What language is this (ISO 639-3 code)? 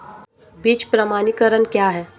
hin